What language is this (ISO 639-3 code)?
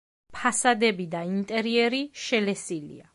kat